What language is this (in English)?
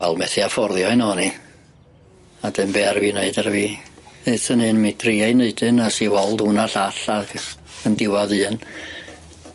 Welsh